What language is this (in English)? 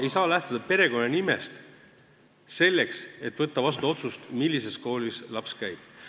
Estonian